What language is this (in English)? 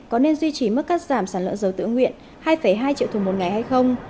Vietnamese